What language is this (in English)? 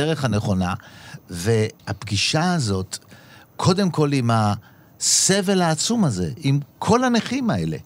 Hebrew